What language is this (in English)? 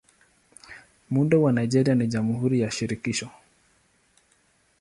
Swahili